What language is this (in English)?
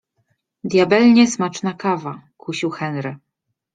Polish